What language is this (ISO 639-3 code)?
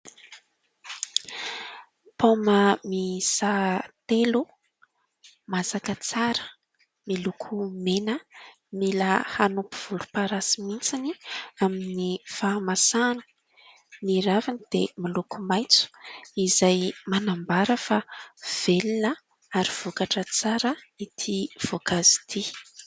mlg